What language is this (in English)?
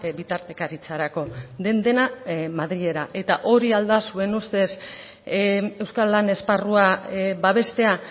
Basque